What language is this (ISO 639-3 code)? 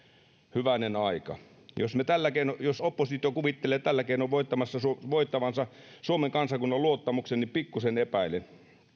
fin